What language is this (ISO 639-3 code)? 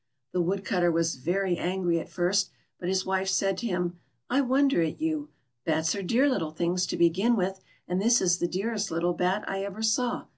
eng